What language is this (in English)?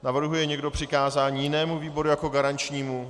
Czech